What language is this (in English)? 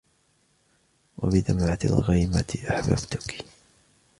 Arabic